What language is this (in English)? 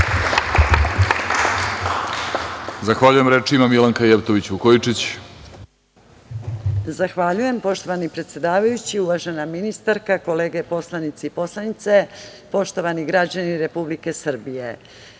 Serbian